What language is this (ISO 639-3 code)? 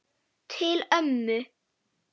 isl